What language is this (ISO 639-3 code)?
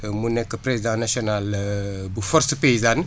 wol